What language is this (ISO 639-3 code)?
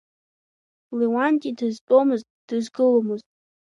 abk